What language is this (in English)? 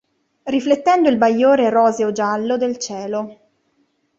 Italian